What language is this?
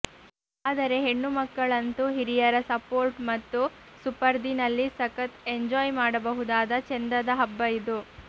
Kannada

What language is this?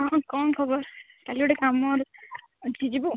Odia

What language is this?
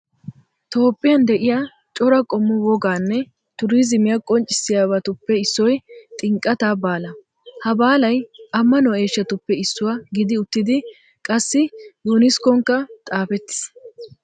Wolaytta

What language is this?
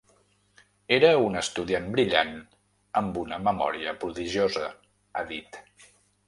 Catalan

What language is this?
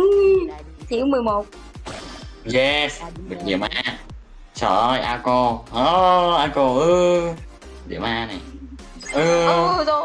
Vietnamese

